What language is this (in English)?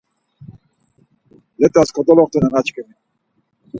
Laz